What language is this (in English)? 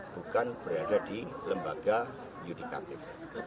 Indonesian